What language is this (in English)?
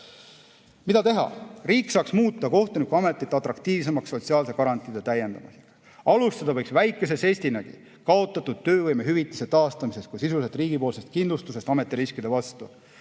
Estonian